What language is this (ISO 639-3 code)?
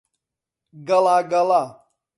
ckb